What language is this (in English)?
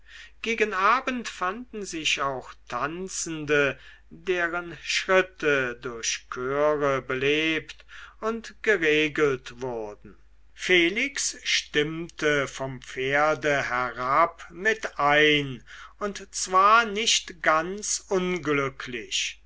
German